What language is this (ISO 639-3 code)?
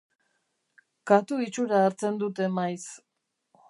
eus